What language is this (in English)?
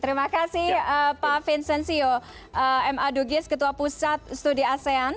Indonesian